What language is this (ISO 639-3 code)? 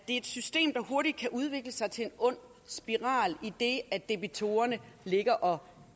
dan